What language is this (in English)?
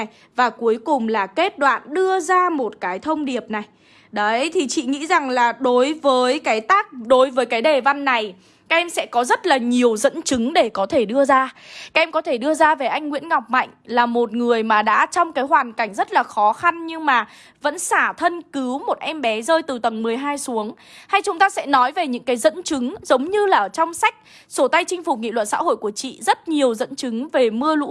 Vietnamese